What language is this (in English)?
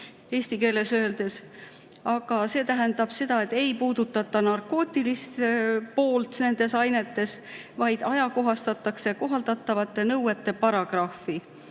Estonian